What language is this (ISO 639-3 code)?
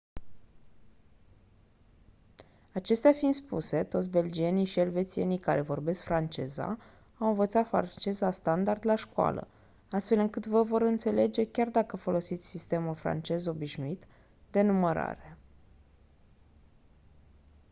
ron